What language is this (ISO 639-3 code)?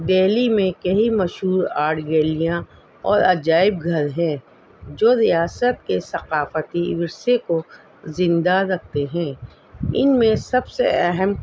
urd